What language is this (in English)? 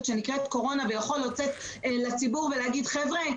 Hebrew